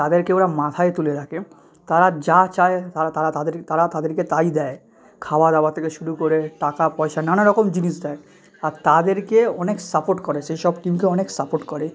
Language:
Bangla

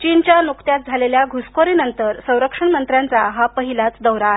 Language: Marathi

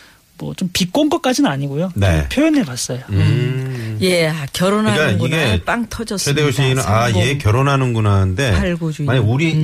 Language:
Korean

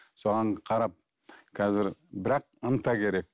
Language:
Kazakh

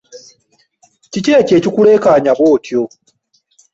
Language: Ganda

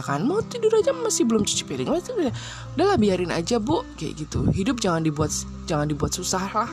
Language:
Indonesian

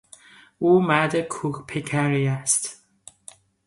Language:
Persian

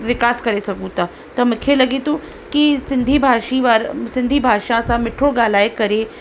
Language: Sindhi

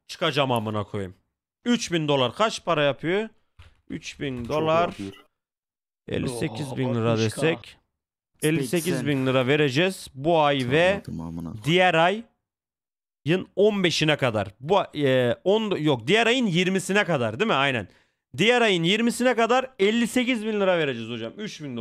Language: Turkish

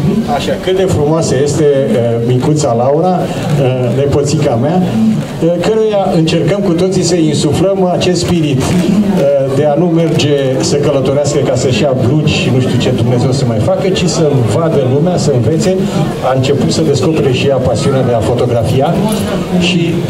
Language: Romanian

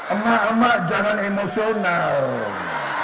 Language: Indonesian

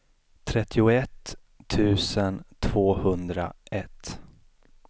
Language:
Swedish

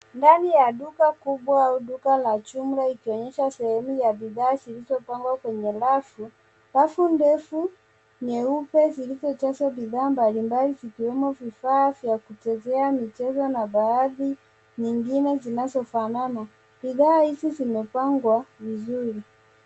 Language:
Swahili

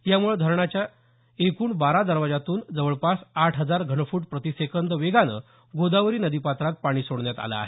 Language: Marathi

